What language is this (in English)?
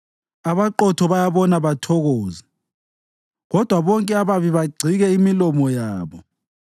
North Ndebele